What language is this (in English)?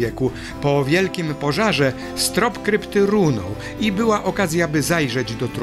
Polish